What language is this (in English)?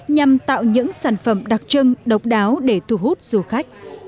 Vietnamese